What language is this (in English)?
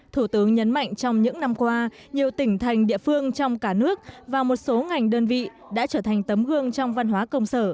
Vietnamese